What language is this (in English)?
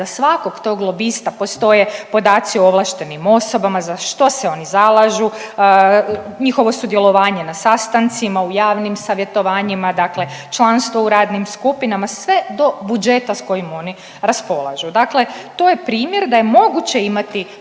Croatian